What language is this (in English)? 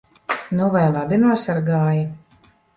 Latvian